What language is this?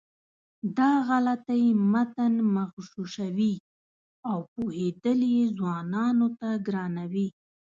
Pashto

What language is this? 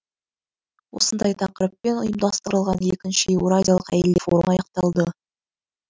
Kazakh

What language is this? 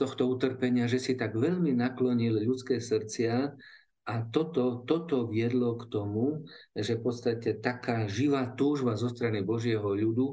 Slovak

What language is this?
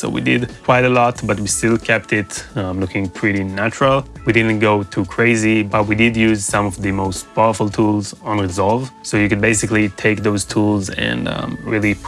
English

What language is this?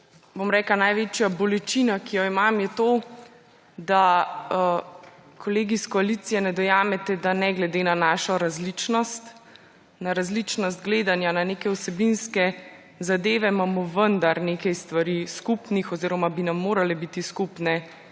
Slovenian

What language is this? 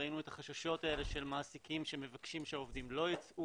Hebrew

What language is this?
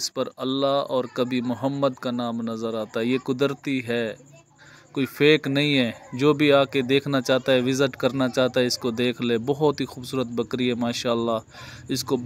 Arabic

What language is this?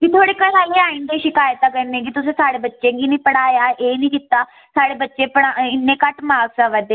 Dogri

